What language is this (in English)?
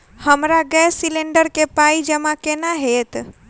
Maithili